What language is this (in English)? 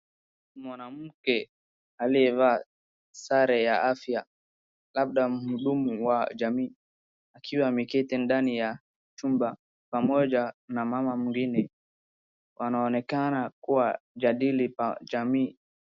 Swahili